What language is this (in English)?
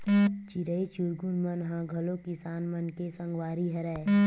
Chhattisgarhi